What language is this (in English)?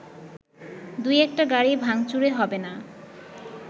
Bangla